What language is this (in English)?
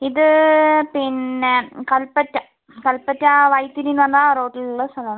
Malayalam